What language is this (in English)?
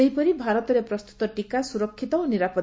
Odia